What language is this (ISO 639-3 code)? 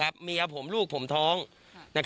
tha